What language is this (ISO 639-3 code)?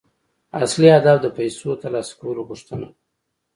pus